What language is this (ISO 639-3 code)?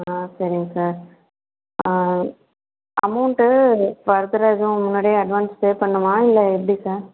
tam